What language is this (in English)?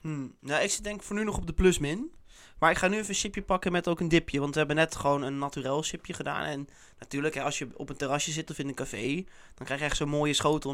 Dutch